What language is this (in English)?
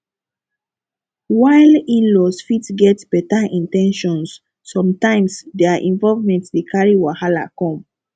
Nigerian Pidgin